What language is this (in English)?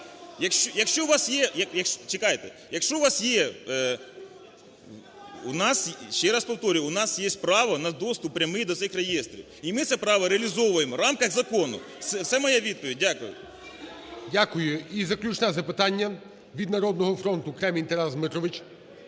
Ukrainian